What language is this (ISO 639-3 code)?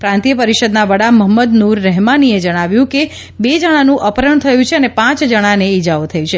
guj